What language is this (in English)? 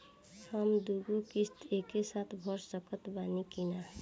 Bhojpuri